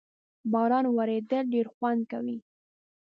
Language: Pashto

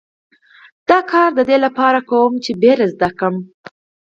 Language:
Pashto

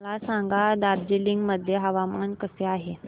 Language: Marathi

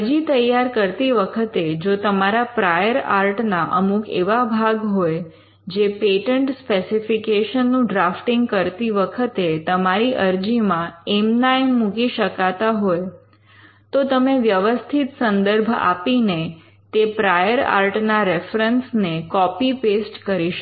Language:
Gujarati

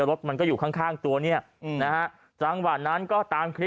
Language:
Thai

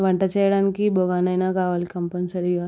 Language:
Telugu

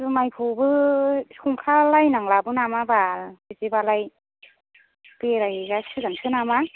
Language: Bodo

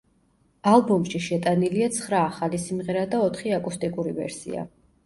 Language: Georgian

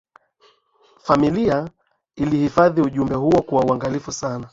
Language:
Swahili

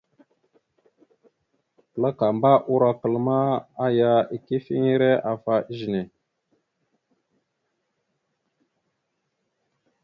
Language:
Mada (Cameroon)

